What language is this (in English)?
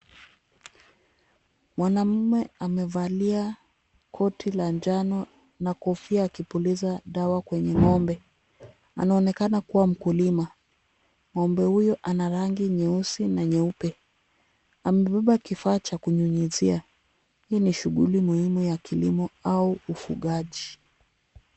Swahili